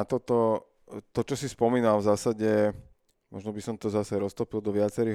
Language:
Slovak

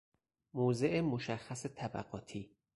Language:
Persian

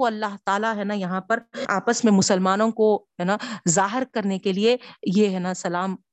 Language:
Urdu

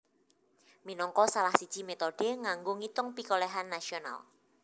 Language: Javanese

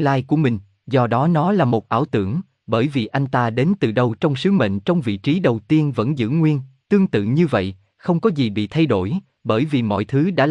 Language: Vietnamese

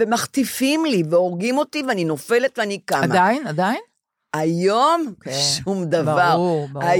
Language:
Hebrew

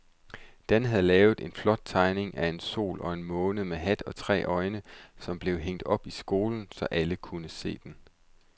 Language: Danish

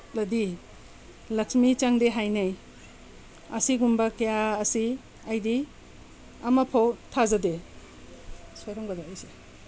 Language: Manipuri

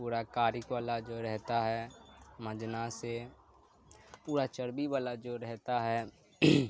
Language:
Urdu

